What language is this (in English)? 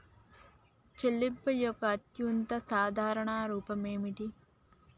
Telugu